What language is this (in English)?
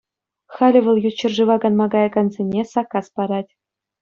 Chuvash